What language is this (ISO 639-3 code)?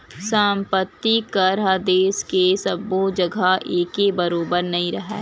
hne